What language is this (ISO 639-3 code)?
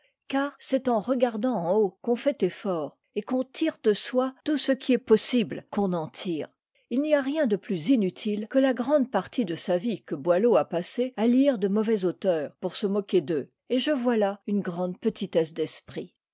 fra